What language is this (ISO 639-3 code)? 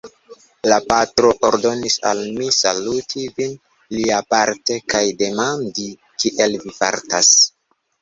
epo